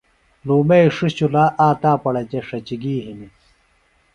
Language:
Phalura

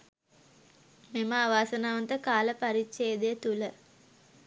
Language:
Sinhala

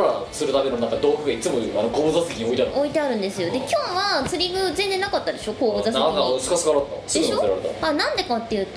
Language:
Japanese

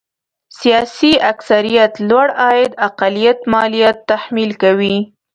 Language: Pashto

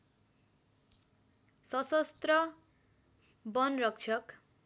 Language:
Nepali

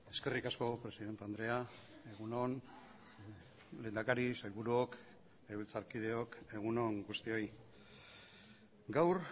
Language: Basque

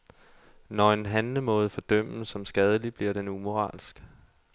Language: Danish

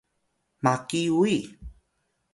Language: Atayal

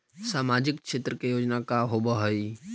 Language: Magahi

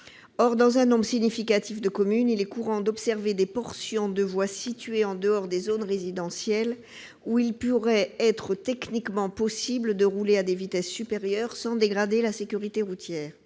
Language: French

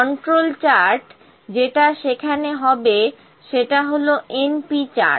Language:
Bangla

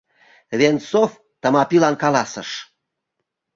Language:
Mari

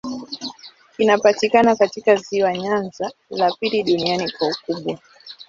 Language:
Swahili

